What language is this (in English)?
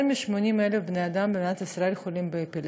Hebrew